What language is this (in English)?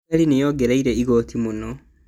Kikuyu